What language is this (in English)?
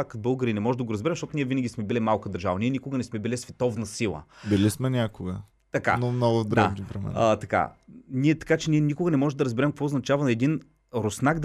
Bulgarian